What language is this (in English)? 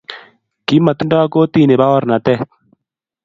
Kalenjin